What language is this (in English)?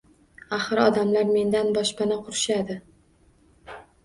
Uzbek